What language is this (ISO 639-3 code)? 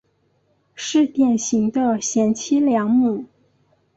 zho